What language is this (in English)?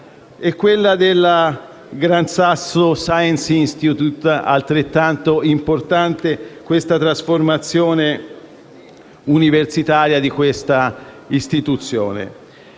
Italian